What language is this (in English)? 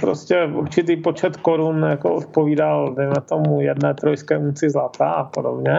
Czech